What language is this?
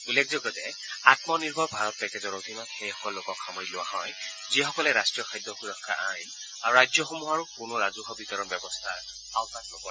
Assamese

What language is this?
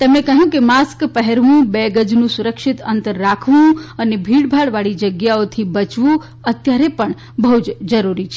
Gujarati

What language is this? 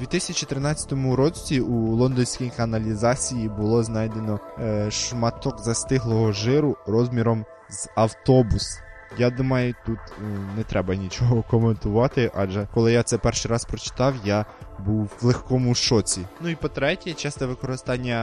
Ukrainian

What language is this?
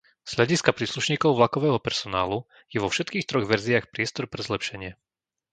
Slovak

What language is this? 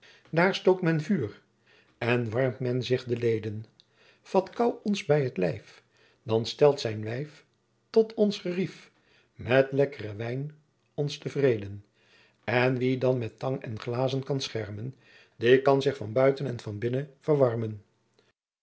Dutch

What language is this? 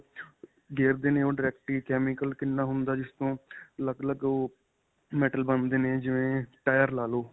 Punjabi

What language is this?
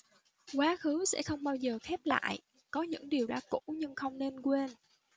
Vietnamese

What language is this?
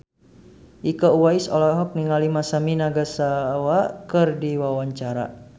Sundanese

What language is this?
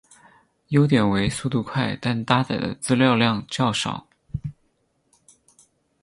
Chinese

